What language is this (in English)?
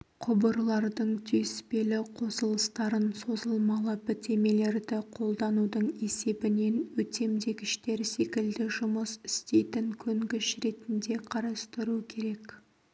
Kazakh